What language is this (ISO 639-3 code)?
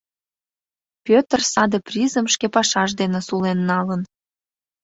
chm